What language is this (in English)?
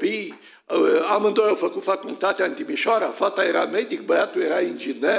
Romanian